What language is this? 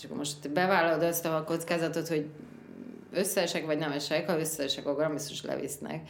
Hungarian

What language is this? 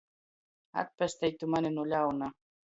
Latgalian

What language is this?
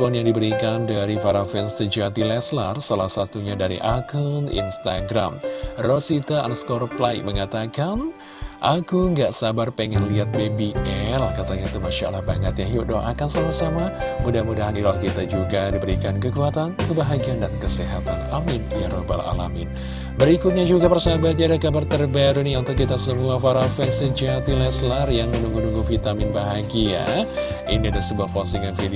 Indonesian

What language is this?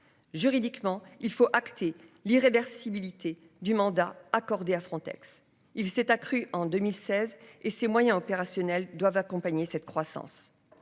French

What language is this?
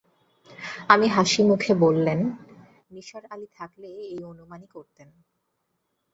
Bangla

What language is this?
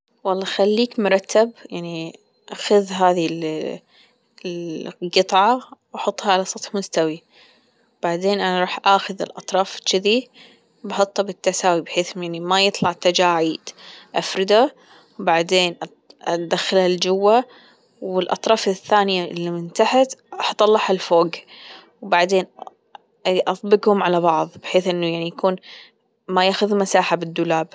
Gulf Arabic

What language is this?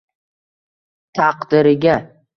Uzbek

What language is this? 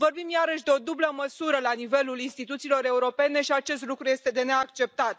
Romanian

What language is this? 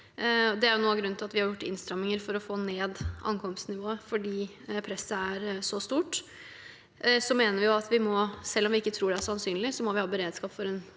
Norwegian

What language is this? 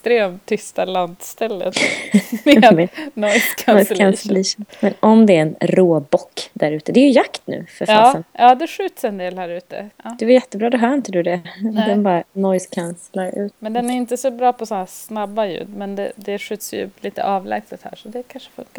Swedish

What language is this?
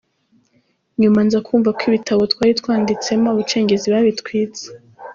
Kinyarwanda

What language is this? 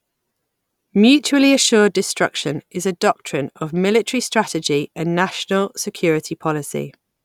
English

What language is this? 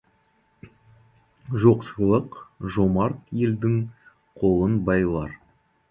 Kazakh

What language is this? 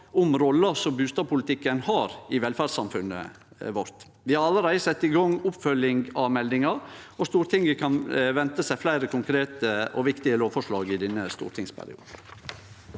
Norwegian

